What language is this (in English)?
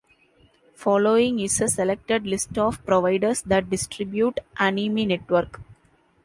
English